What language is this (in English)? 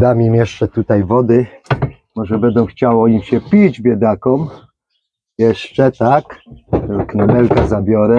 Polish